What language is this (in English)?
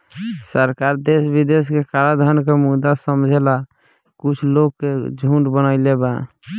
Bhojpuri